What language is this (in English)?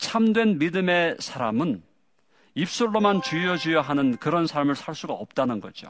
Korean